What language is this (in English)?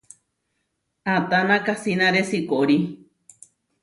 Huarijio